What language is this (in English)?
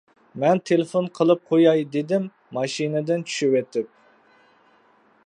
Uyghur